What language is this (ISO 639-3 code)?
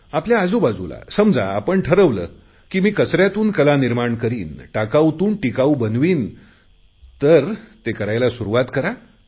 mar